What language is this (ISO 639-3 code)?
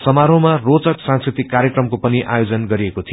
nep